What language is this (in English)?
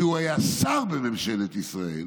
Hebrew